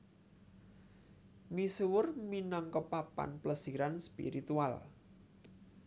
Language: Javanese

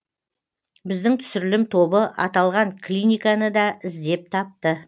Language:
Kazakh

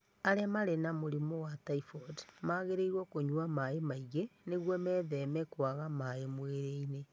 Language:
Kikuyu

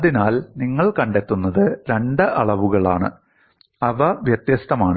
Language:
Malayalam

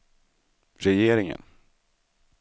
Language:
Swedish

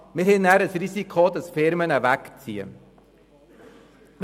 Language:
Swiss German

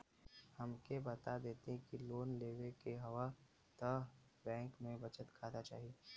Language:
Bhojpuri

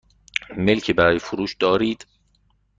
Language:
Persian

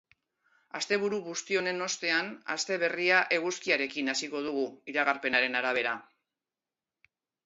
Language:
Basque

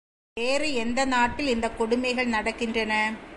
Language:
Tamil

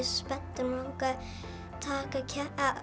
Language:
Icelandic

